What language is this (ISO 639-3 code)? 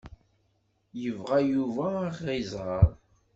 kab